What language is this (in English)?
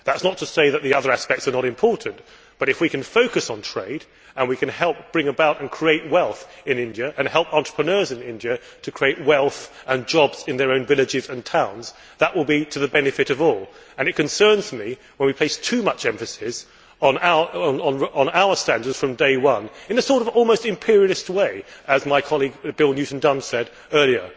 English